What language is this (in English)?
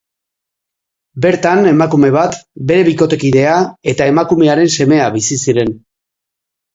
Basque